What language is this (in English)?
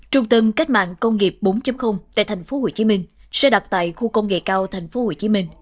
Vietnamese